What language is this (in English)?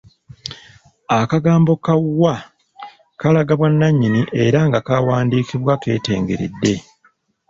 Ganda